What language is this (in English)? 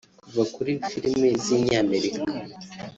Kinyarwanda